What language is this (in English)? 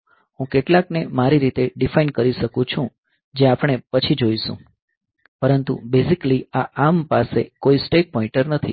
Gujarati